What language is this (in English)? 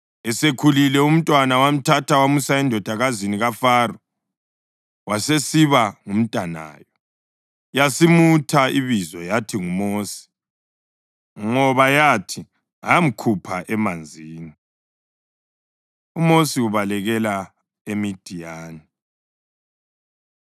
North Ndebele